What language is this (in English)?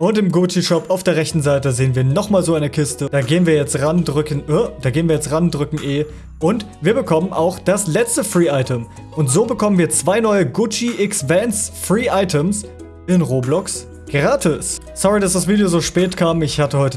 German